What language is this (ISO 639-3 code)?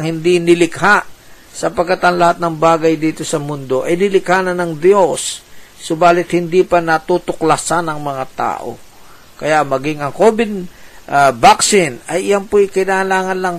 fil